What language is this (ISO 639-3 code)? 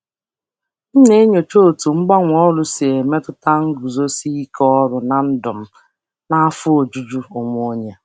ibo